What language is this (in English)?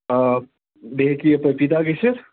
Kashmiri